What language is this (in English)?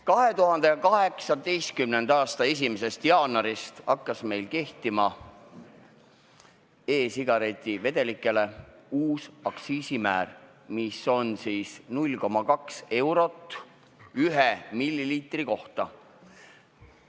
Estonian